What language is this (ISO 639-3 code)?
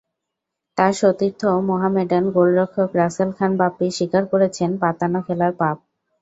ben